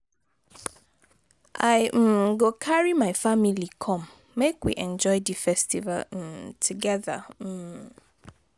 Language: Nigerian Pidgin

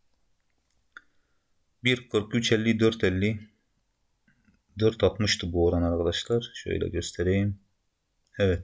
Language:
Turkish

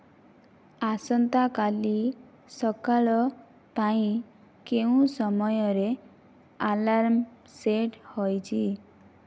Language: Odia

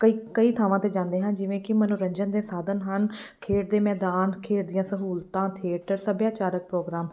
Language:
Punjabi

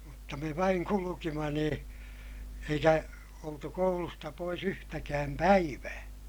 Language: Finnish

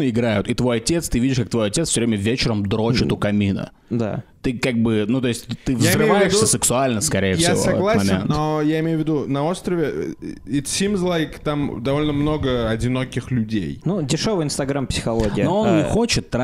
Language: Russian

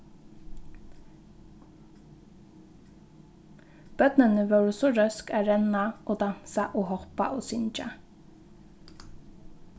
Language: Faroese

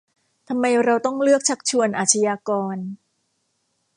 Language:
Thai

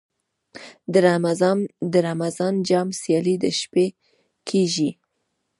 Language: Pashto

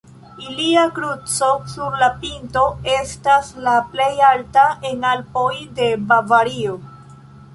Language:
Esperanto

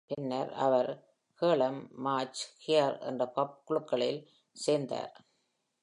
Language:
Tamil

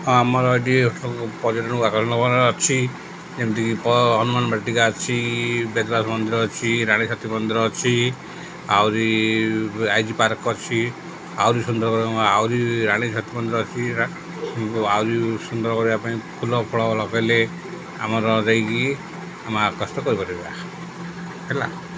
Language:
Odia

